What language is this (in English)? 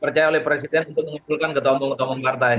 Indonesian